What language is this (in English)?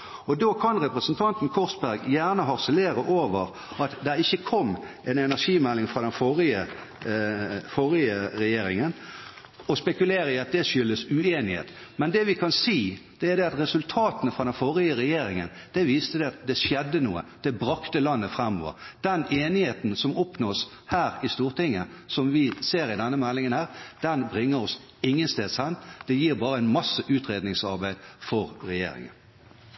Norwegian Bokmål